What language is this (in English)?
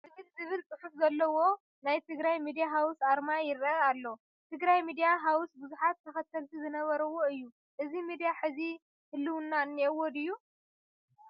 Tigrinya